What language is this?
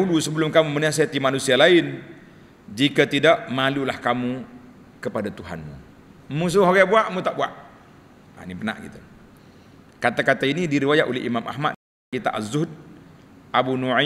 Malay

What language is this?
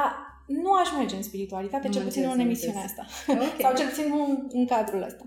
Romanian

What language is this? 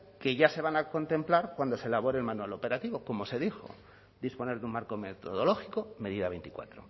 Spanish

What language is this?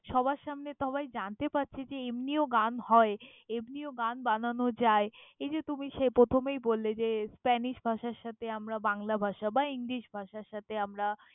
Bangla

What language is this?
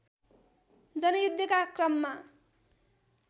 Nepali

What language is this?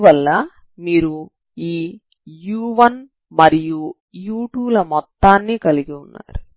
Telugu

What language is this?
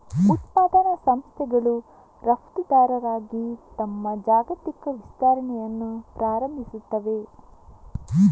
Kannada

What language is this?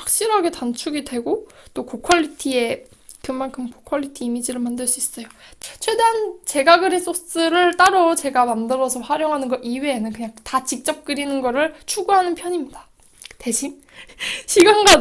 Korean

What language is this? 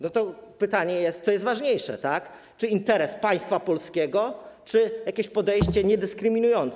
Polish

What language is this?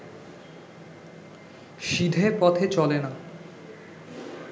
Bangla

